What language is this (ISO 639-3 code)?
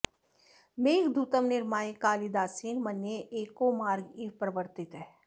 san